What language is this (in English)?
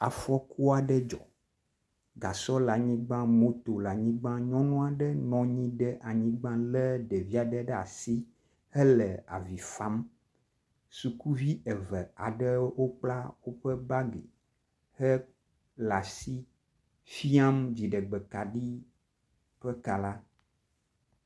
Ewe